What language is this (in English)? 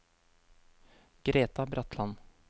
Norwegian